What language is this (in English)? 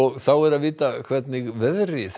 Icelandic